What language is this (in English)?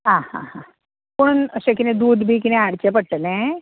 Konkani